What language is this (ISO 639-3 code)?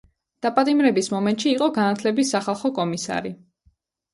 kat